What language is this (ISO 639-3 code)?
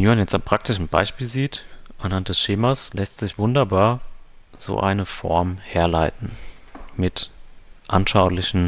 deu